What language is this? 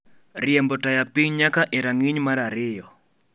Luo (Kenya and Tanzania)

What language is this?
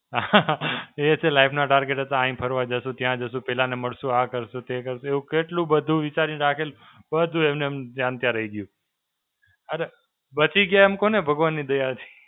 Gujarati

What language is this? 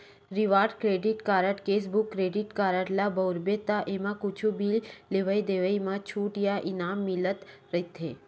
Chhattisgarhi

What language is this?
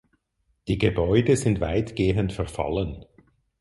German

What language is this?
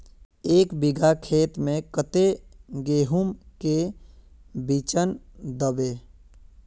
Magahi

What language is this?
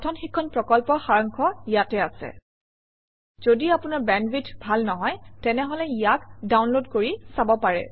Assamese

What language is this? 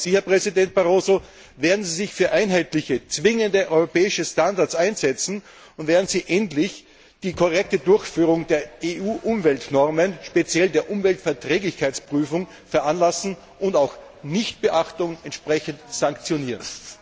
German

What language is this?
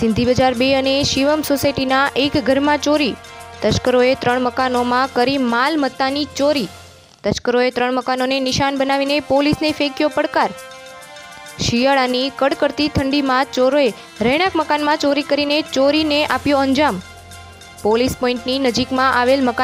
Romanian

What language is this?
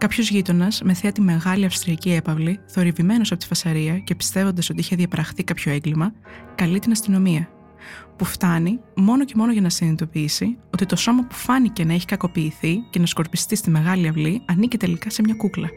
Greek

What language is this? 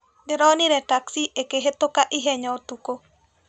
Kikuyu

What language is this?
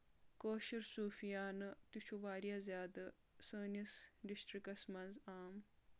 Kashmiri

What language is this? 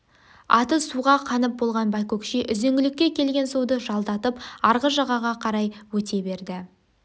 Kazakh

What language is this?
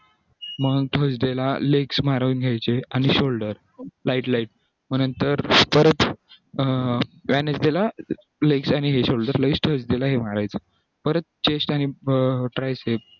Marathi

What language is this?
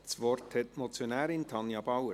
Swiss German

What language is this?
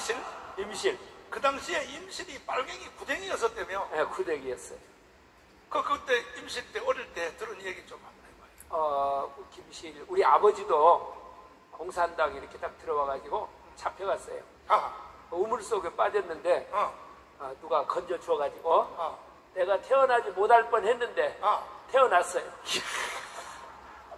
Korean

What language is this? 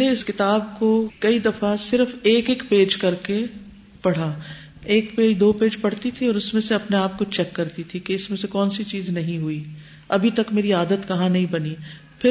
Urdu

